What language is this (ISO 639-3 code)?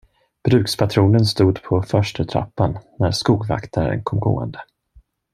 swe